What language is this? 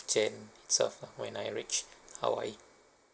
English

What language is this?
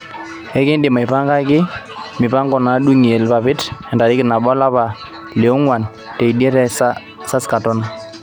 Masai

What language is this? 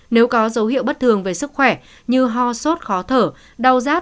Vietnamese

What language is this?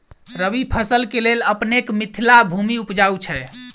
Maithili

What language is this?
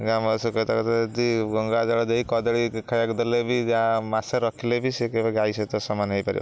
Odia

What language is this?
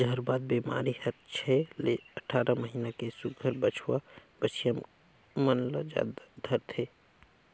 Chhattisgarhi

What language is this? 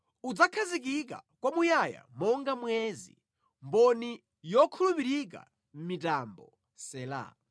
Nyanja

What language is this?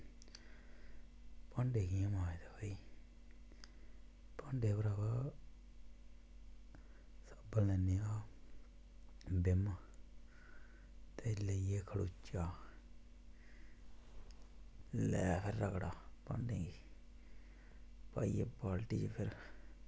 Dogri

